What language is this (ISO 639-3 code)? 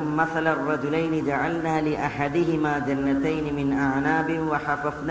mal